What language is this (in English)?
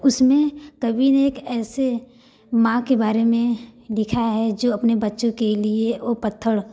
Hindi